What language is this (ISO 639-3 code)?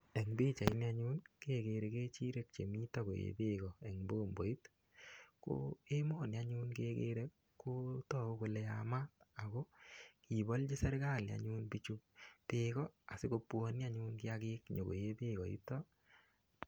kln